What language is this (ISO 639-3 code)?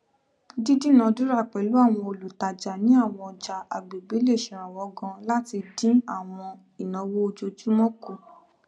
yor